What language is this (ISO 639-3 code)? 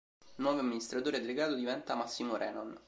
ita